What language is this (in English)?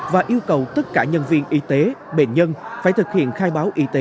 Vietnamese